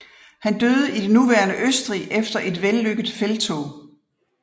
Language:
Danish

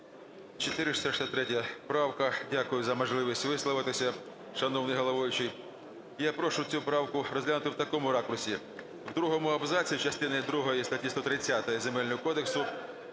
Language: Ukrainian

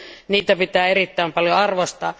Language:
Finnish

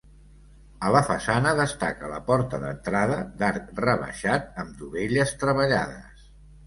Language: Catalan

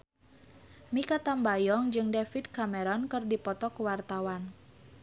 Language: Sundanese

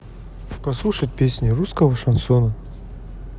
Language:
Russian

